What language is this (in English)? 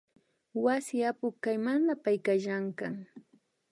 Imbabura Highland Quichua